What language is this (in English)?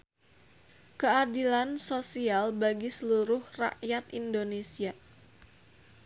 Sundanese